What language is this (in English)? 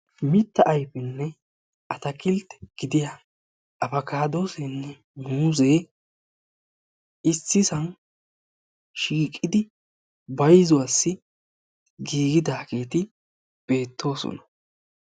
Wolaytta